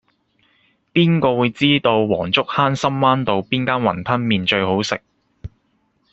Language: Cantonese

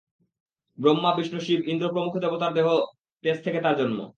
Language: Bangla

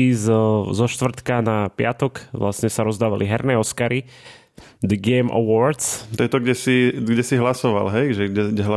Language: Slovak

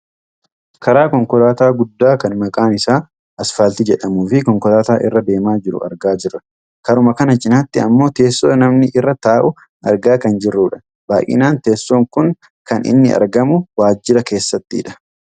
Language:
Oromo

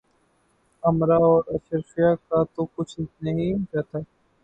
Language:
Urdu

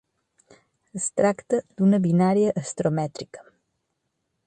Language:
Catalan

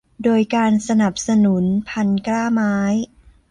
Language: Thai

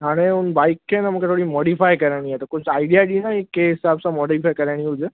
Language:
Sindhi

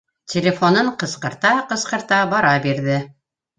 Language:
Bashkir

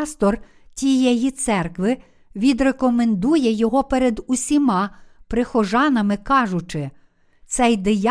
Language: Ukrainian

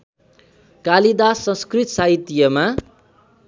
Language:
Nepali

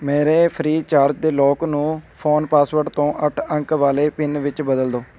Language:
Punjabi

